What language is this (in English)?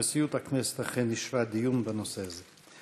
Hebrew